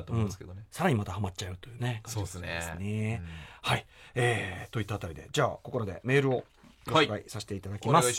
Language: Japanese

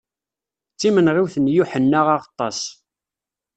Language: Kabyle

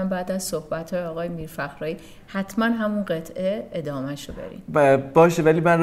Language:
Persian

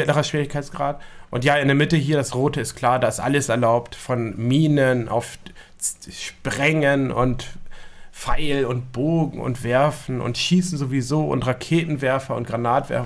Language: German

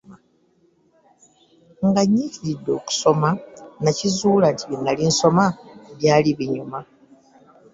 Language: Ganda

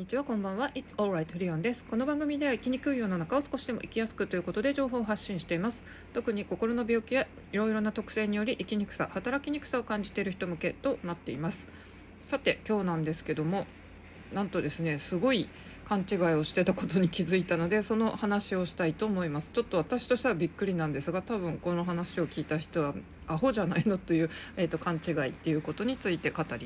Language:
Japanese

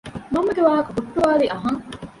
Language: Divehi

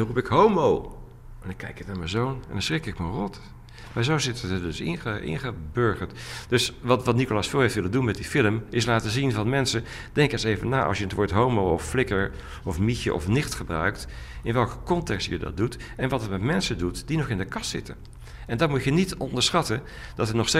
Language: Dutch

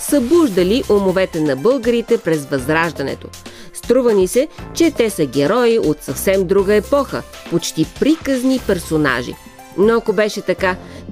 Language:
Bulgarian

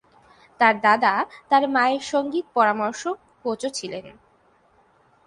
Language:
Bangla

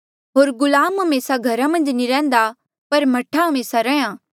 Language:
Mandeali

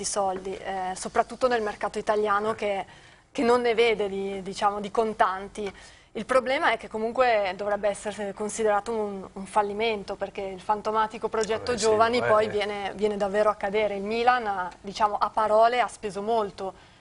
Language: Italian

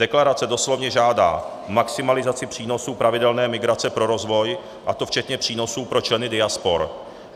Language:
Czech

